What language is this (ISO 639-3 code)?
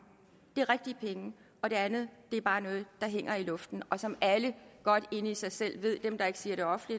dan